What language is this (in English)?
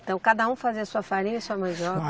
Portuguese